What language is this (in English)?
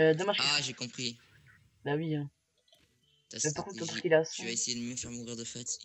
French